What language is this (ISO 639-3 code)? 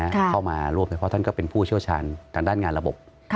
tha